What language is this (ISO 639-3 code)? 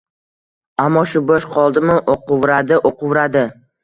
uzb